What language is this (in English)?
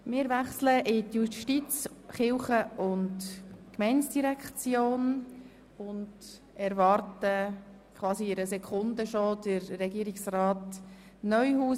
Swiss German